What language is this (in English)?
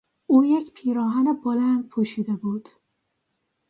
Persian